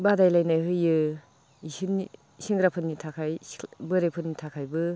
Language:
Bodo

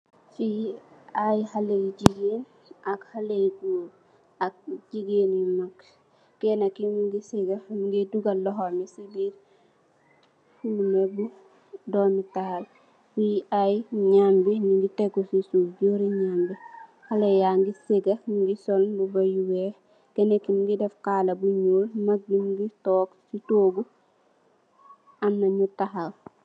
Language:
Wolof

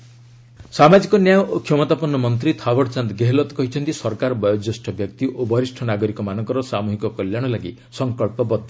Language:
Odia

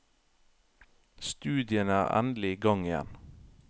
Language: Norwegian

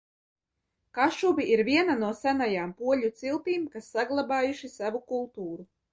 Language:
Latvian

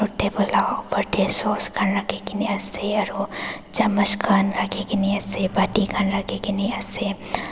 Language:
Naga Pidgin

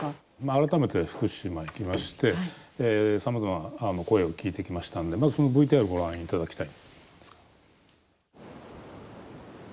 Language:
Japanese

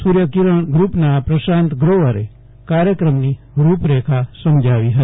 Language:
Gujarati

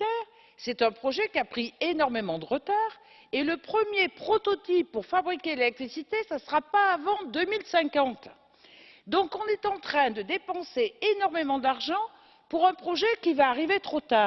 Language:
French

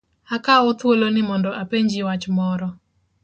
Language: Luo (Kenya and Tanzania)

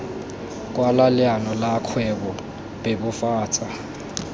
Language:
Tswana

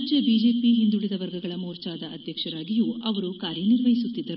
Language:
Kannada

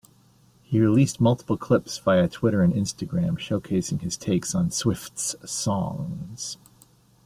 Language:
English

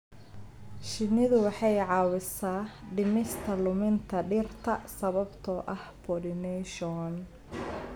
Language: Somali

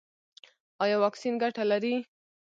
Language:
Pashto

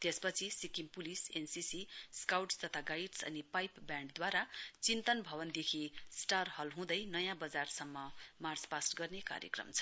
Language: Nepali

